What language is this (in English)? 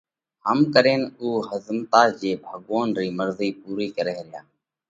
Parkari Koli